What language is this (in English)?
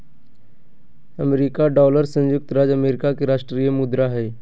Magahi